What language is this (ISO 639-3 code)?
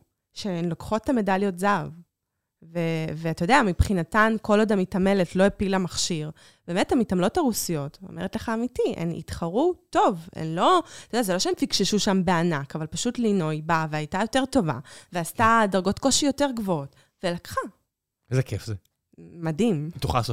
heb